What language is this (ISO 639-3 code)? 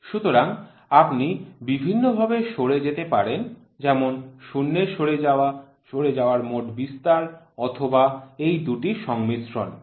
ben